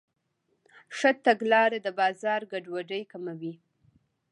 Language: Pashto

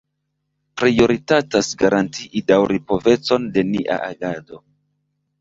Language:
Esperanto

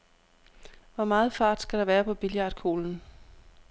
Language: Danish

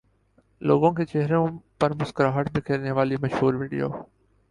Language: Urdu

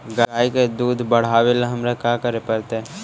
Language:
Magahi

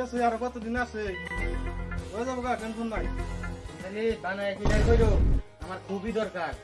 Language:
Bangla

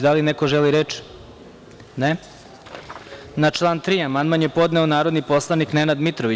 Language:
Serbian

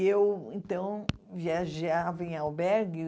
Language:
Portuguese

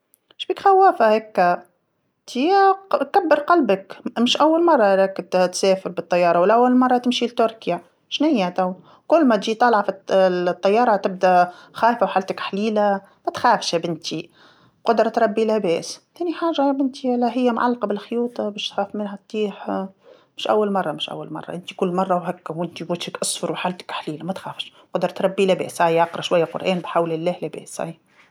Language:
Tunisian Arabic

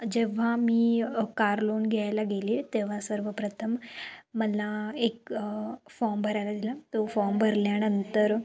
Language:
Marathi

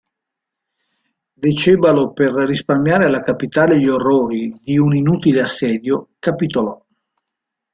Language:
Italian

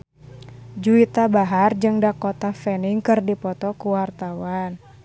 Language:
Sundanese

